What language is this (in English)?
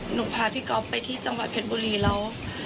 Thai